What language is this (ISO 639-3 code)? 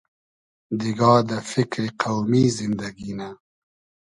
haz